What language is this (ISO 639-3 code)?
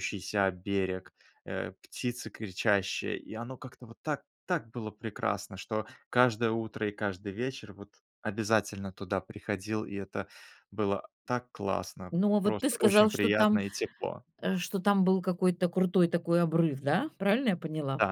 rus